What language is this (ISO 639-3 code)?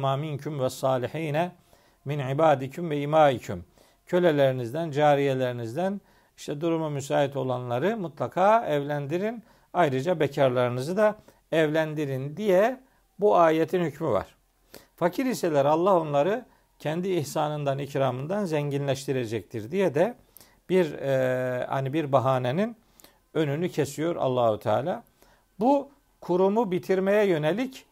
tur